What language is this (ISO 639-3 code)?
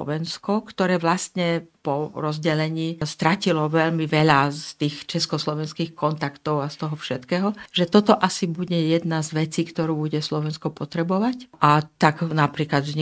slk